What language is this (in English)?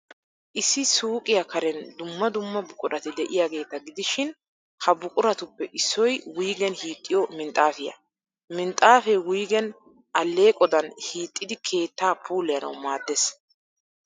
Wolaytta